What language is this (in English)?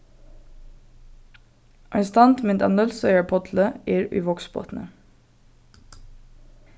Faroese